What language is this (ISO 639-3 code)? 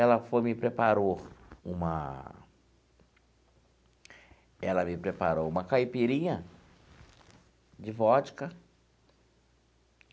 por